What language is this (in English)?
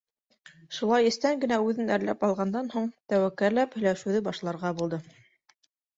Bashkir